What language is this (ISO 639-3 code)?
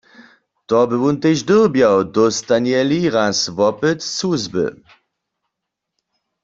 hsb